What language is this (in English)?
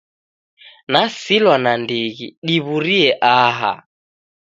Taita